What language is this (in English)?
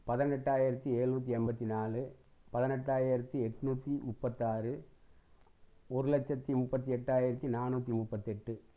Tamil